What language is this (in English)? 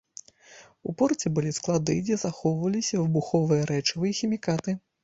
Belarusian